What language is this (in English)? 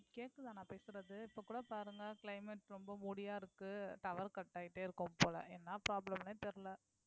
Tamil